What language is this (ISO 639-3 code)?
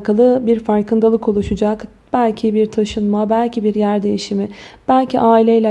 tur